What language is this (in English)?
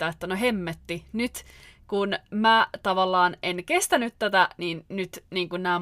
Finnish